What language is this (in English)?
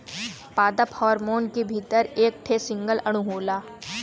Bhojpuri